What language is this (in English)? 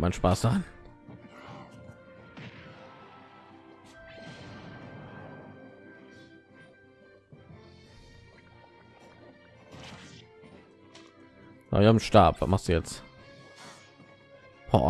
German